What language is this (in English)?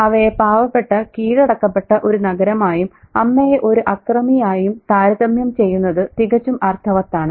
Malayalam